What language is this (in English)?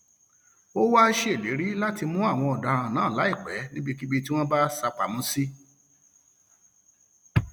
Yoruba